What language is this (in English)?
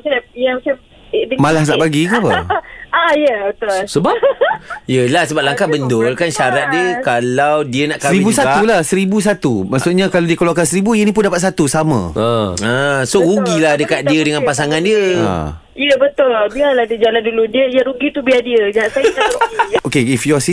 Malay